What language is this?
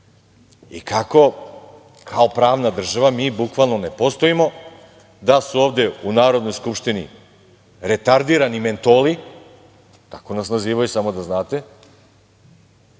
Serbian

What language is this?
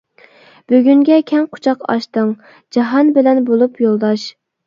Uyghur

